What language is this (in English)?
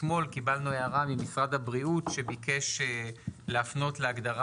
Hebrew